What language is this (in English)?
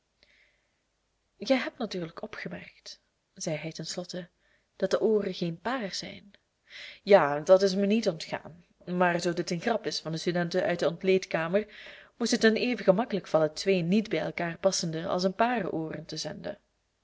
Dutch